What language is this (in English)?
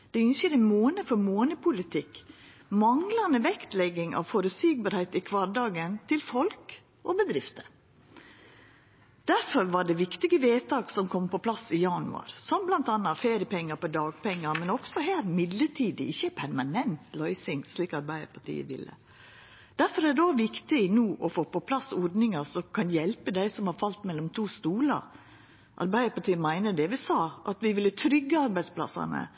Norwegian Nynorsk